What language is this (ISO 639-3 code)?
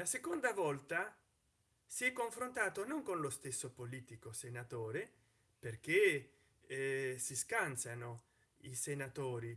ita